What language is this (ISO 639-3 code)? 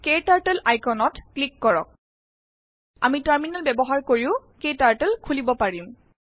asm